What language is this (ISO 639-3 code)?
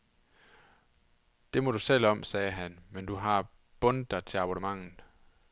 dan